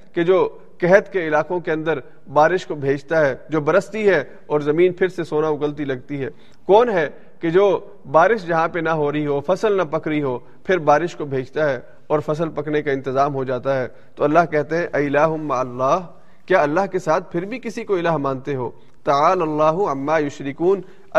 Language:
Urdu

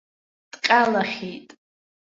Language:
Abkhazian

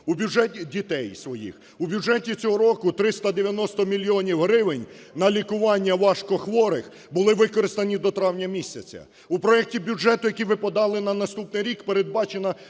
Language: Ukrainian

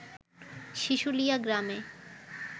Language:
Bangla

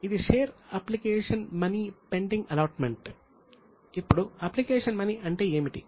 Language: Telugu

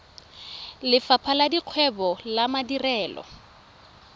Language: Tswana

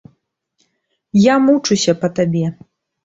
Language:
Belarusian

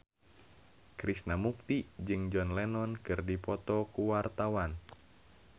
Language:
Sundanese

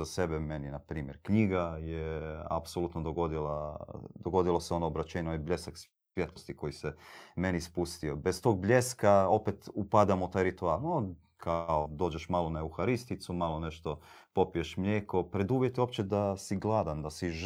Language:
Croatian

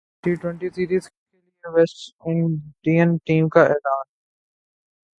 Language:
Urdu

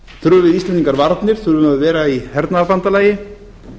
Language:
Icelandic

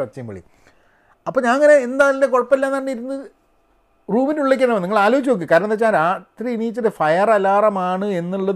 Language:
Malayalam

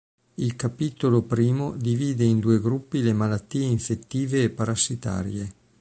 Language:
Italian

